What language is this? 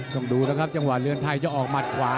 Thai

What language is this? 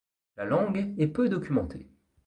French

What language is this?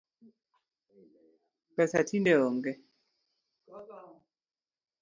Luo (Kenya and Tanzania)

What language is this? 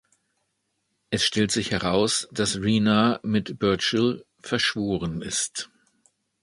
German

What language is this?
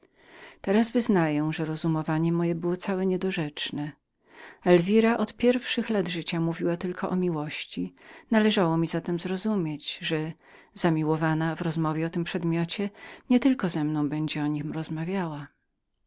Polish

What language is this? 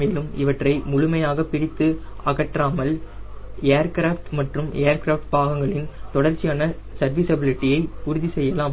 Tamil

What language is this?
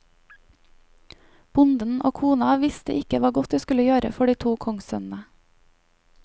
Norwegian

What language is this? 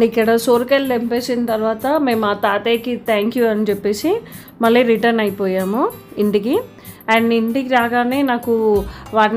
Hindi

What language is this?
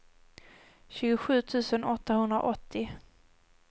Swedish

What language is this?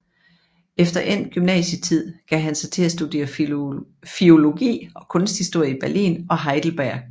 Danish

